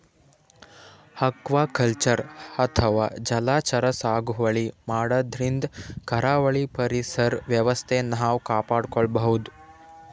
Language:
Kannada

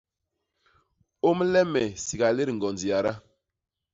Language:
Basaa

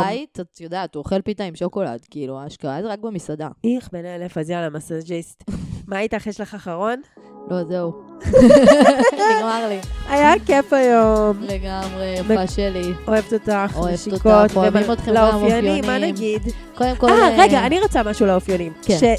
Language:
Hebrew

